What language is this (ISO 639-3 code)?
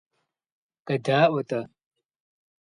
kbd